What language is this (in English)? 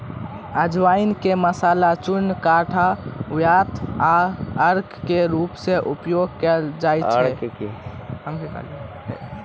Maithili